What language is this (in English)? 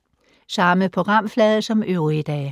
Danish